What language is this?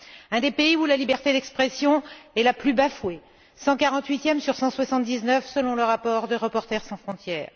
French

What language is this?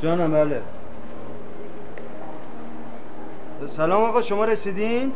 Persian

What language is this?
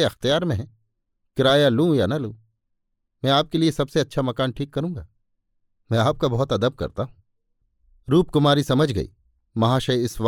Hindi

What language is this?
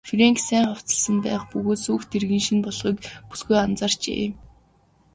Mongolian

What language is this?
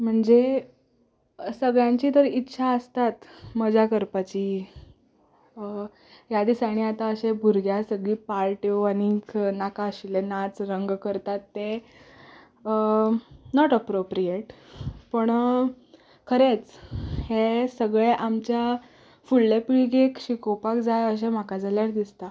Konkani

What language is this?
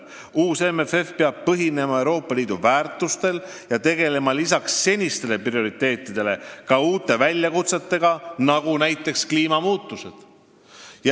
Estonian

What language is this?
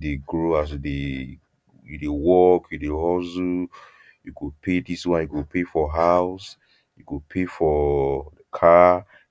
Nigerian Pidgin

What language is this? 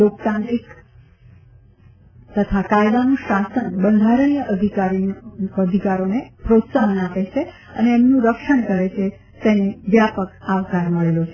Gujarati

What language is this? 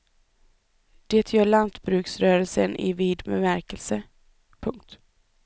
Swedish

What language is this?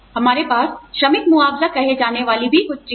Hindi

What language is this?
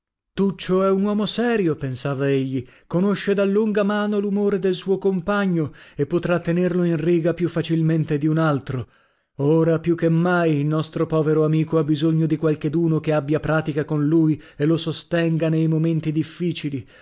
Italian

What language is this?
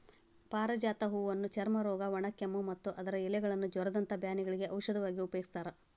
Kannada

